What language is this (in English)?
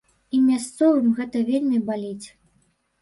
Belarusian